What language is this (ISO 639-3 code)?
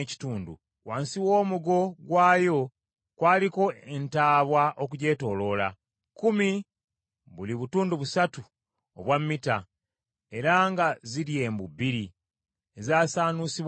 lug